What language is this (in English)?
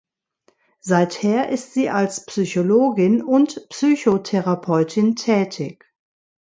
German